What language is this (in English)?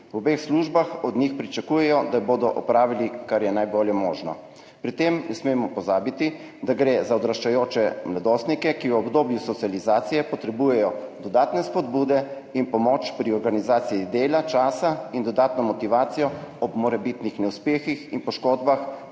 Slovenian